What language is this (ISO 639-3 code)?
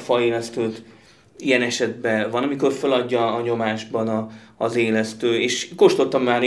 hun